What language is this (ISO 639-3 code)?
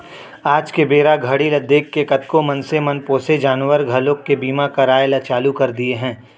hne